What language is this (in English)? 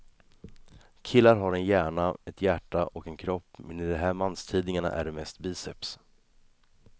Swedish